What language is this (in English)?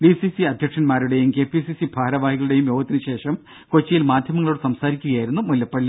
Malayalam